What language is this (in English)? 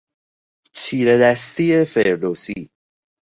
Persian